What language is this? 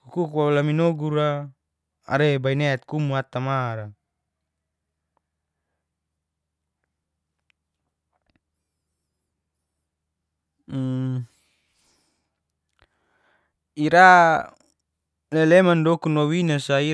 Geser-Gorom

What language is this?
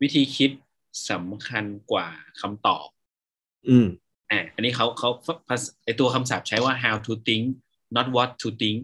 Thai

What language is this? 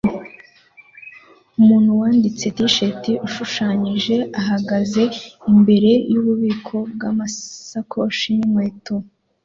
Kinyarwanda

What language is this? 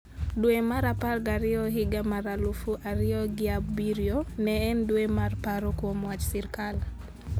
Luo (Kenya and Tanzania)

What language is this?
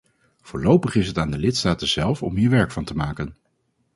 Dutch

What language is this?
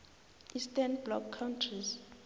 South Ndebele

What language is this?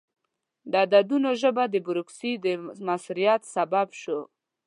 Pashto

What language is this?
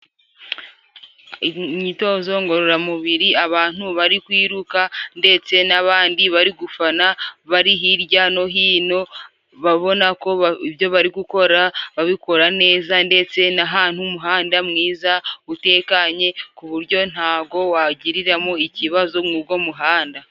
Kinyarwanda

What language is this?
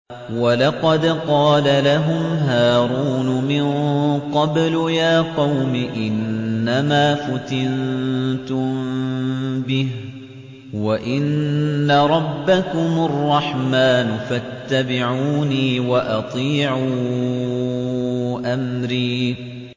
Arabic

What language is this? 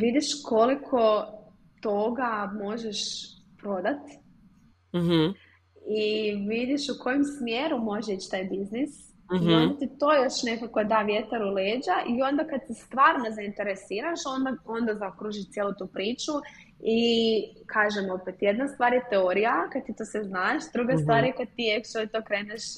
Croatian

